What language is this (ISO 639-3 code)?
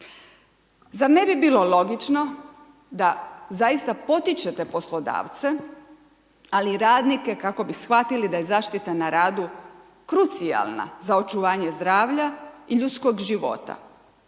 hrv